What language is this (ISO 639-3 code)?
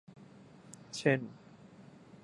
tha